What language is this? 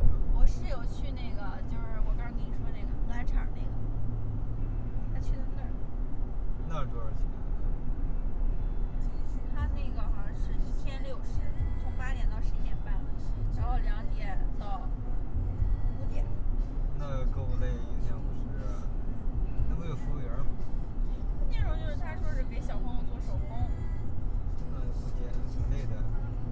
Chinese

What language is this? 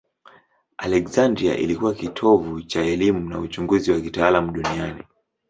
Swahili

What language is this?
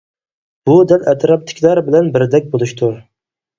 Uyghur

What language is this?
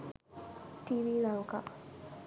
Sinhala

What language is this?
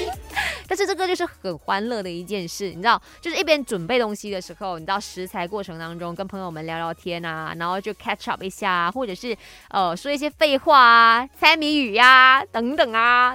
Chinese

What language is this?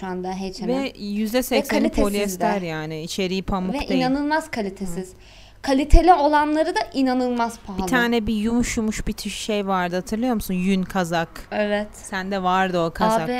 Turkish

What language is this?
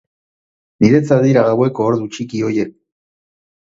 Basque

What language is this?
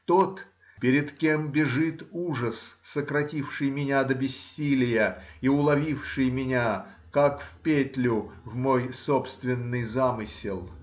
Russian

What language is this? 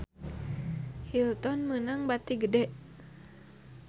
Sundanese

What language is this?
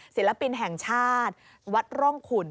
Thai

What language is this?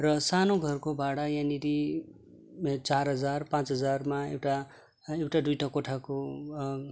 Nepali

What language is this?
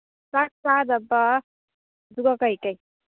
Manipuri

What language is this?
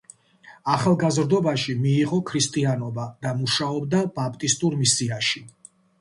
Georgian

